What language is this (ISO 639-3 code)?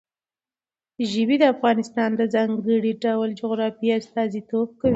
pus